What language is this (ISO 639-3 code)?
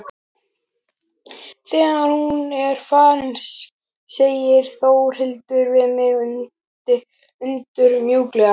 isl